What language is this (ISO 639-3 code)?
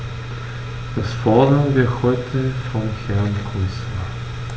deu